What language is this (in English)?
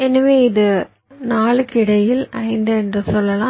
Tamil